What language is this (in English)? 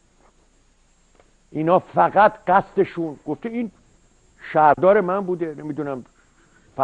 Persian